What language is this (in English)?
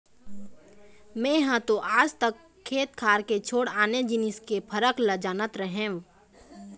Chhattisgarhi